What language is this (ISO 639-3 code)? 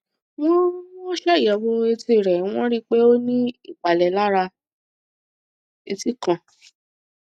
yor